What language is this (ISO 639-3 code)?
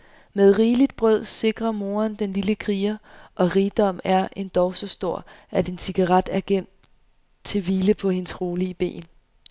dan